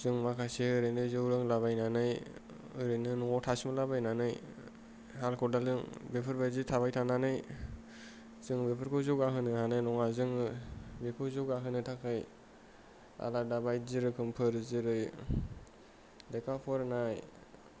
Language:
Bodo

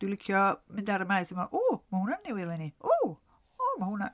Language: Welsh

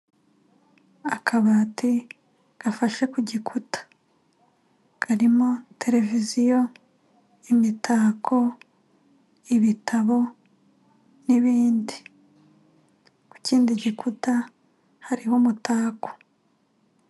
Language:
Kinyarwanda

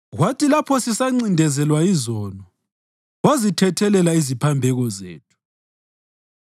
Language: North Ndebele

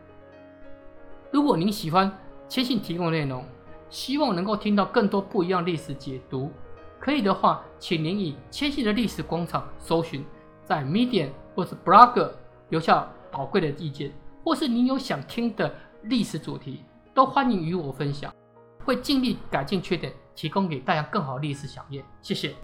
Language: Chinese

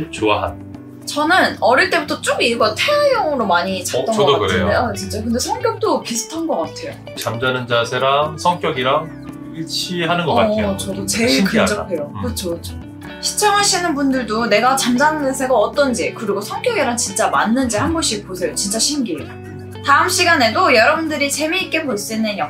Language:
Korean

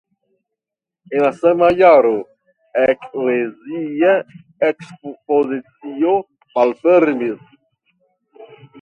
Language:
Esperanto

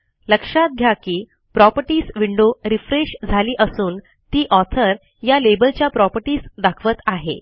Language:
Marathi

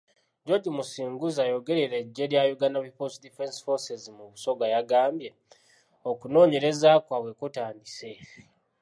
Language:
Ganda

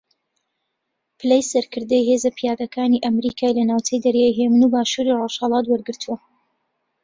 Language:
Central Kurdish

